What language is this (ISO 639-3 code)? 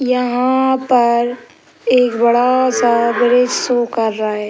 hin